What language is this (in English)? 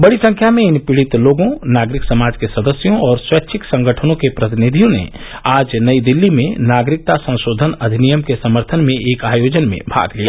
Hindi